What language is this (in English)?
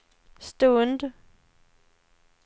Swedish